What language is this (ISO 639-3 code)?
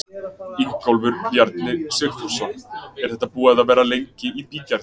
isl